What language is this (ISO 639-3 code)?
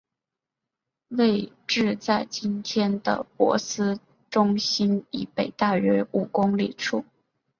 zho